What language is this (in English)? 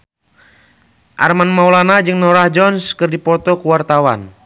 Sundanese